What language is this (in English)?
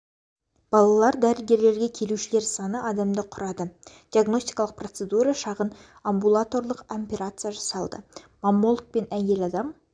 Kazakh